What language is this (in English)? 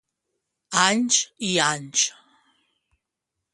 Catalan